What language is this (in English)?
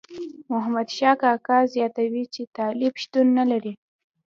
Pashto